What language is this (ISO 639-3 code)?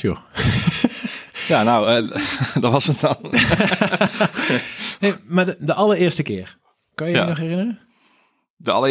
nld